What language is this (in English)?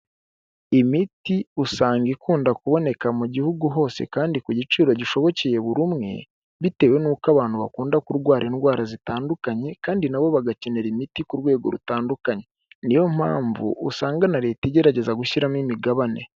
Kinyarwanda